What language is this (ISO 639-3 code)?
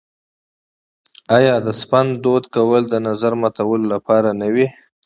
pus